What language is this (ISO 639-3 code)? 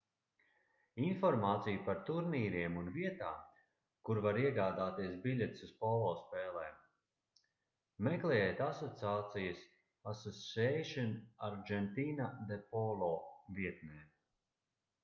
lav